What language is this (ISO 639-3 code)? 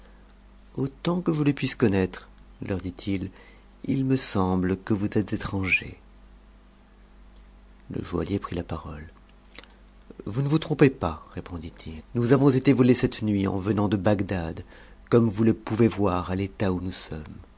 fra